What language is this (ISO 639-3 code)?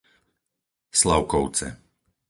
slk